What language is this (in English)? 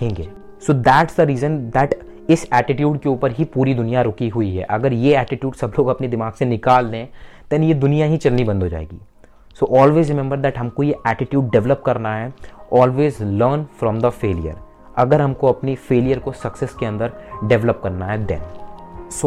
Hindi